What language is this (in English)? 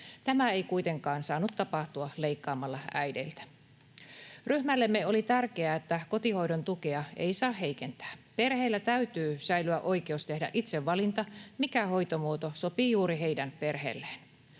Finnish